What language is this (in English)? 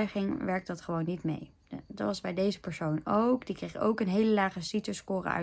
Dutch